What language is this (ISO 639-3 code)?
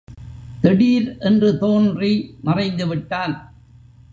tam